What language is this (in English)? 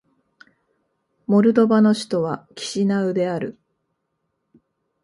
Japanese